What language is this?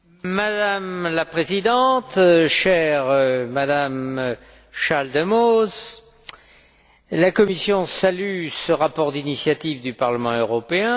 French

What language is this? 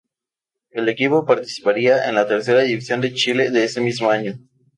Spanish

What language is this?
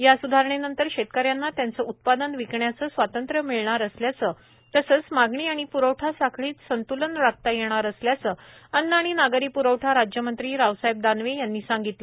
Marathi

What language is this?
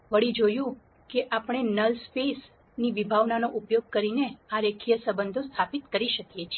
Gujarati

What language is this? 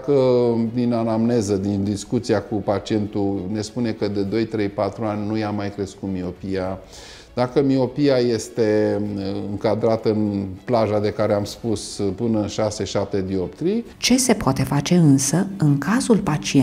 Romanian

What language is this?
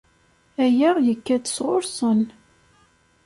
Kabyle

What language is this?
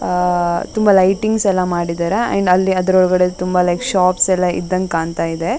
Kannada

